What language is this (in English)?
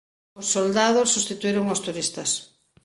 Galician